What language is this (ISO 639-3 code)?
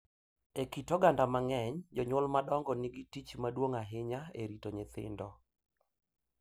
luo